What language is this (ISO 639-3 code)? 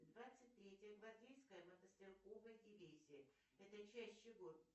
rus